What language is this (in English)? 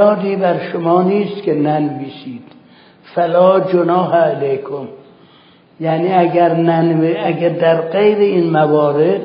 Persian